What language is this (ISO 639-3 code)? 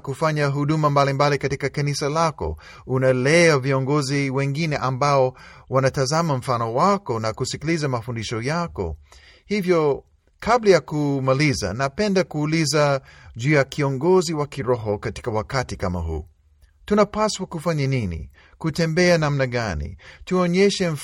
swa